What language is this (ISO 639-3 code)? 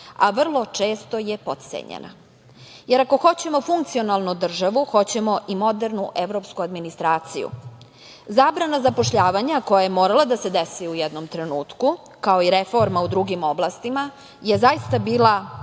srp